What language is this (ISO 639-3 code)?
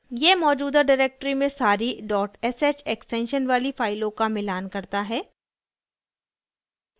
hin